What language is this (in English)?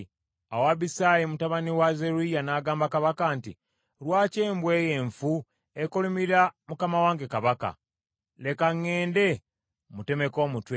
Ganda